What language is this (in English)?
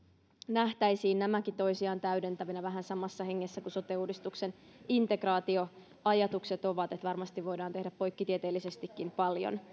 Finnish